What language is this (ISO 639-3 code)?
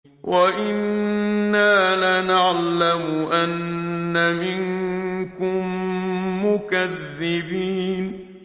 ara